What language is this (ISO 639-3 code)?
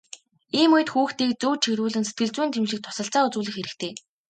mon